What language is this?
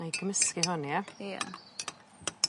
Welsh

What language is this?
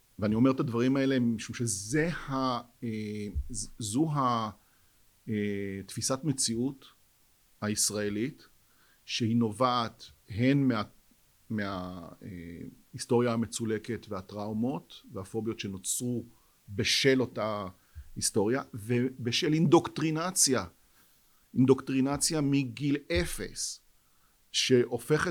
Hebrew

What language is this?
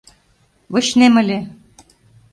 Mari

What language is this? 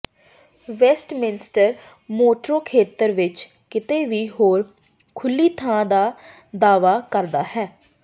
Punjabi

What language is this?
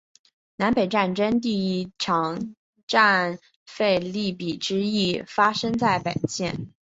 Chinese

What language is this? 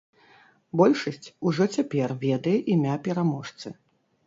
Belarusian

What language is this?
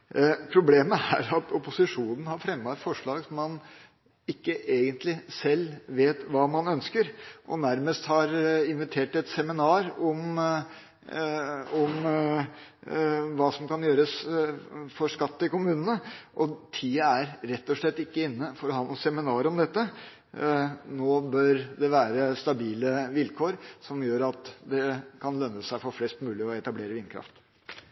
Norwegian Bokmål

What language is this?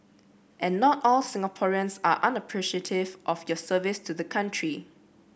English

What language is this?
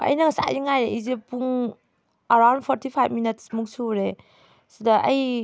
Manipuri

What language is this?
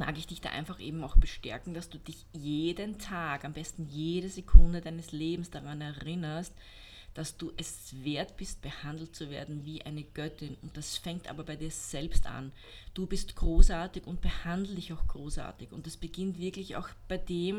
German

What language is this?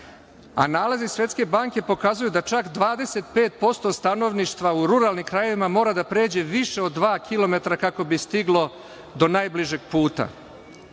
Serbian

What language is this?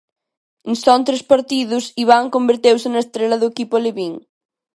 Galician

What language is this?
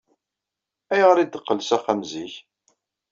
Kabyle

